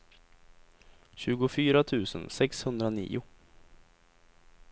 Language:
Swedish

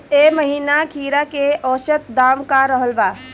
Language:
Bhojpuri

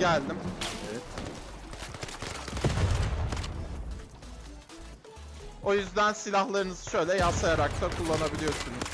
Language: Turkish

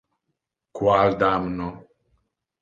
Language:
Interlingua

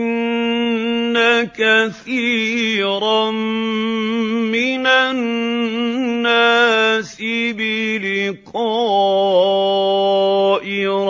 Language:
Arabic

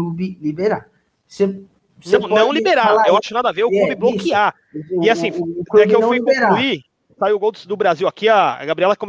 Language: Portuguese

